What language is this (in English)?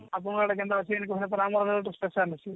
Odia